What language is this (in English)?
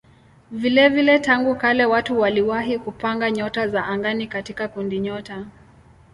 Swahili